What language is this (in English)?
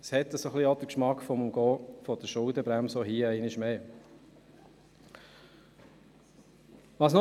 Swiss German